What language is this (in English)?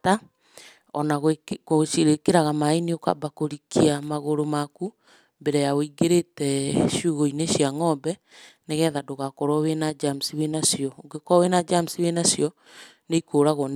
Kikuyu